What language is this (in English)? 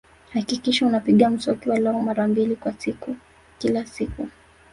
Swahili